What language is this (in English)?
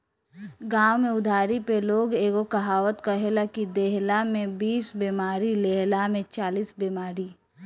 Bhojpuri